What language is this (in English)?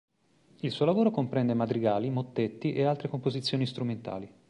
Italian